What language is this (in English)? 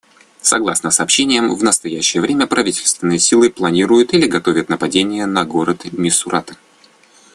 Russian